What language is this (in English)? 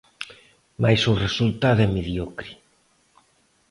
Galician